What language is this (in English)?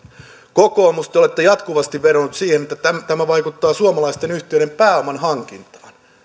Finnish